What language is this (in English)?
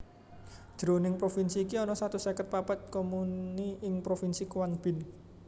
Javanese